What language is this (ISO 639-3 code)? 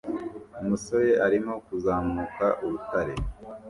kin